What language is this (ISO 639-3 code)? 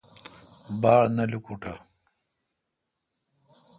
xka